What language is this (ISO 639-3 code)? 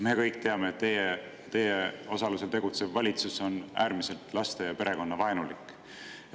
est